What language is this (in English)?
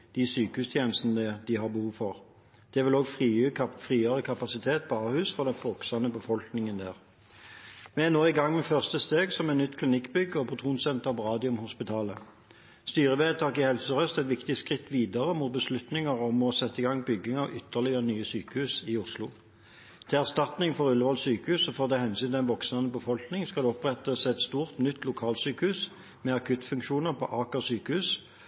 Norwegian Bokmål